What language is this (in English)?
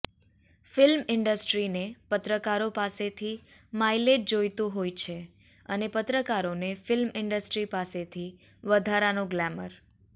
Gujarati